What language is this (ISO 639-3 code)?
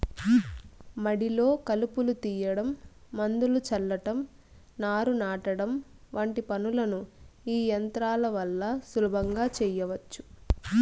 tel